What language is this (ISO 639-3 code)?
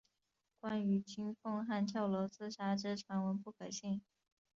zho